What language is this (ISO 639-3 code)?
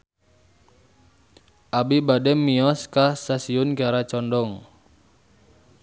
sun